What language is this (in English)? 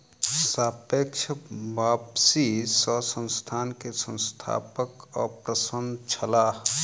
Maithili